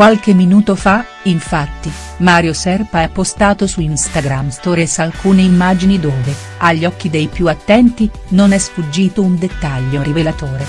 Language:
Italian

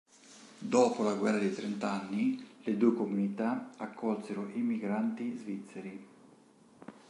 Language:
Italian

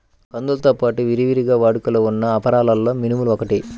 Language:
Telugu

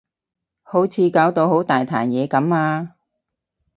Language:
Cantonese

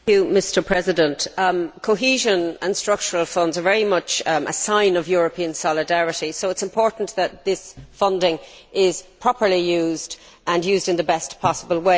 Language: English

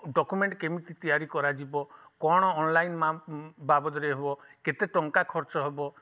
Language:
Odia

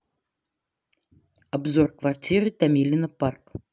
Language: Russian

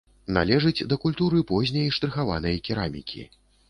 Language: Belarusian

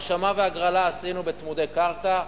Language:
Hebrew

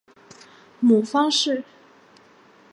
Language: Chinese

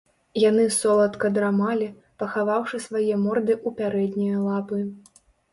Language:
Belarusian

